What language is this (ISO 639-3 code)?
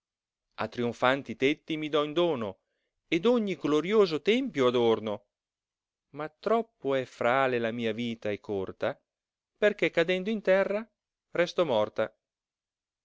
ita